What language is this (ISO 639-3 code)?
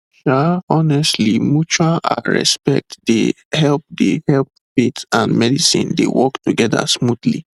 pcm